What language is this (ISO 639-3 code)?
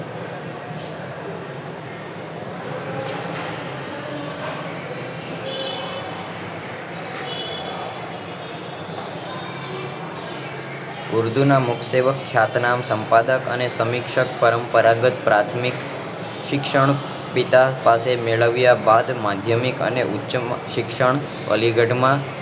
guj